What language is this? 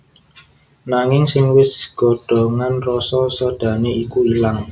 Javanese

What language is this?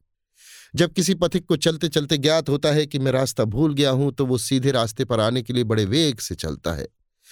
Hindi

